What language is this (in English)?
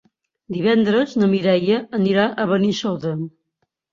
Catalan